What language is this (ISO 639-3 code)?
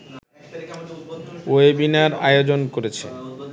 ben